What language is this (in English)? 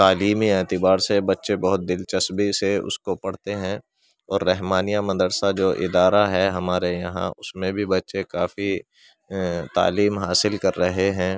Urdu